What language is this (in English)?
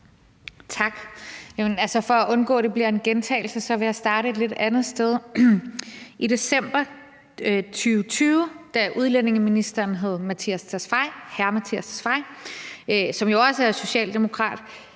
Danish